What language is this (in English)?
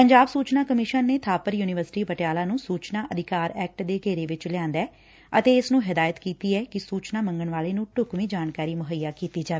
Punjabi